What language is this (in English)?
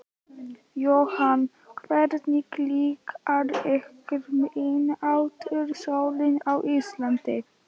Icelandic